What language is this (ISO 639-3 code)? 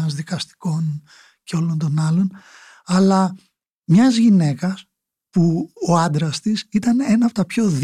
ell